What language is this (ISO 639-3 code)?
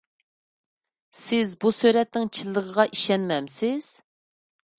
uig